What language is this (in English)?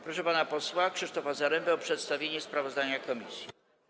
Polish